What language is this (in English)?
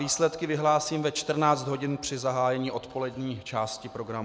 Czech